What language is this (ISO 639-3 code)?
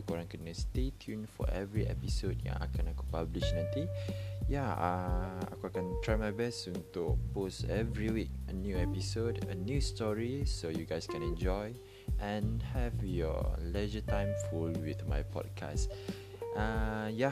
msa